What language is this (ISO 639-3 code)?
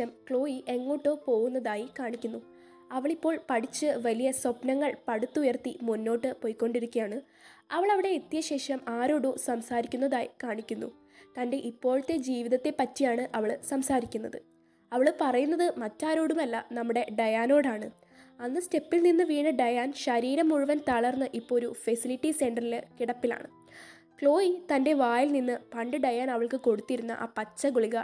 mal